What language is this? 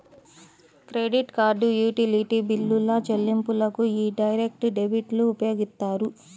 Telugu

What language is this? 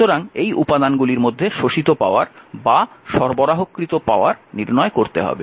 Bangla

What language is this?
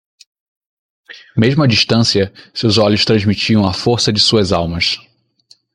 Portuguese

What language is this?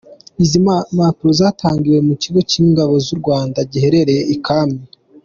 Kinyarwanda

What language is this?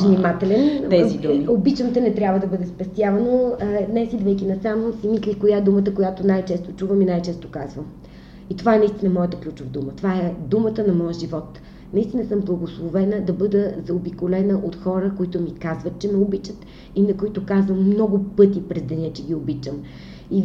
Bulgarian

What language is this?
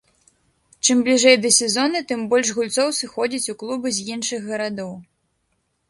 Belarusian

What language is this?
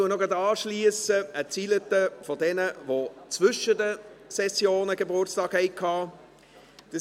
Swiss German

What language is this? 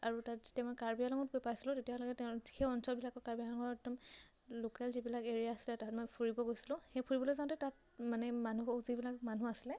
Assamese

